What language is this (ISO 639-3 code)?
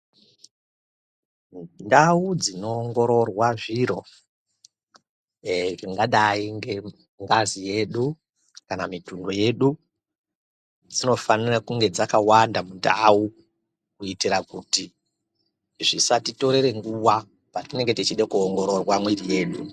ndc